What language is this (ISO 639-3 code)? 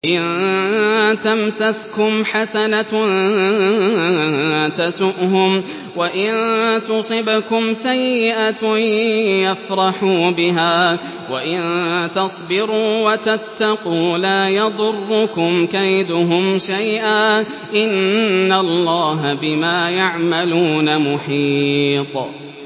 ara